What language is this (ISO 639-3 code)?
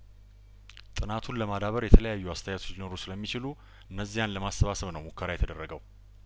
amh